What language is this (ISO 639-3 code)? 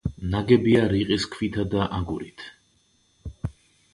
kat